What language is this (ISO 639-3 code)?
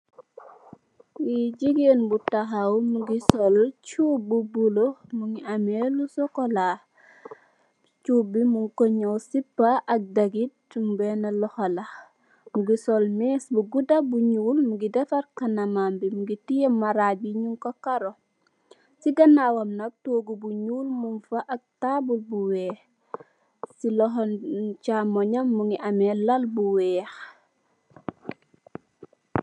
wol